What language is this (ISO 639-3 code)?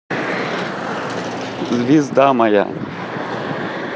rus